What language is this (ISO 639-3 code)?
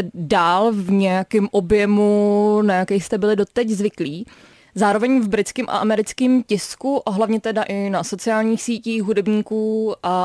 ces